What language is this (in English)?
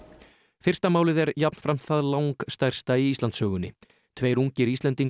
Icelandic